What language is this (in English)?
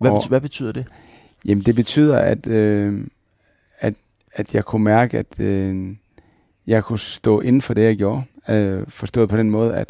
Danish